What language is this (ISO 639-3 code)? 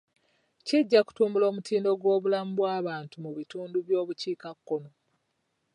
lug